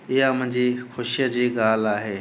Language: Sindhi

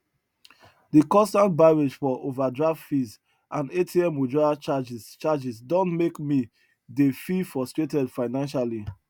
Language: Nigerian Pidgin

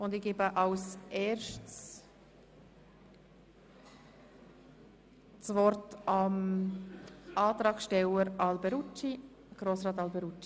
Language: Swiss German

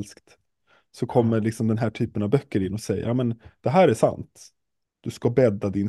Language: Swedish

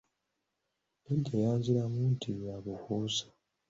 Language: Ganda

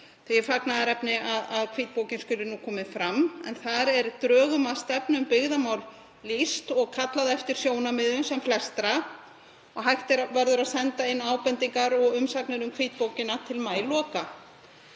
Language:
Icelandic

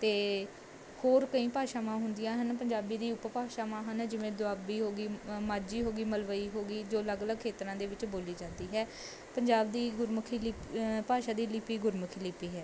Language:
Punjabi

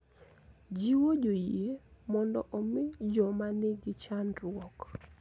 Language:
Luo (Kenya and Tanzania)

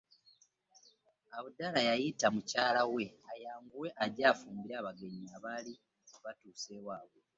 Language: Ganda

